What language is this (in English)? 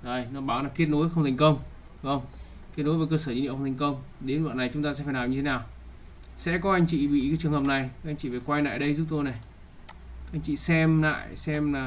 Vietnamese